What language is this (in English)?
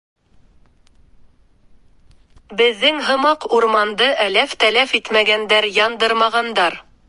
Bashkir